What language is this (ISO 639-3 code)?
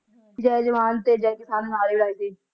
pan